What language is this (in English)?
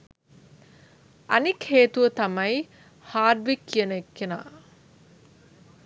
Sinhala